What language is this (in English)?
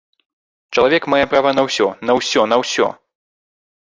Belarusian